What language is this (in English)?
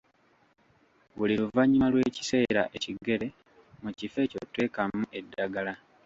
Ganda